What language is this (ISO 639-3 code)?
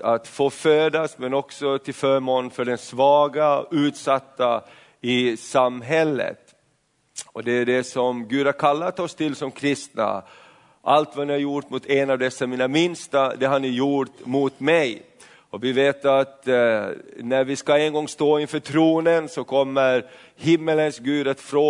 swe